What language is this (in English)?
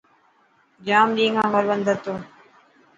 Dhatki